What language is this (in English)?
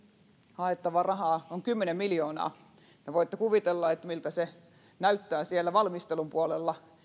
Finnish